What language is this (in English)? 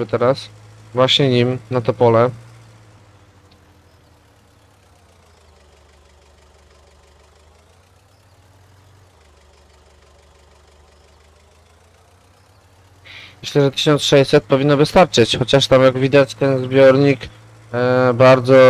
Polish